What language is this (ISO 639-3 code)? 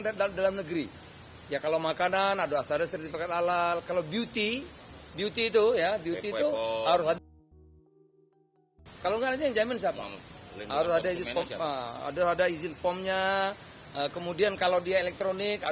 ind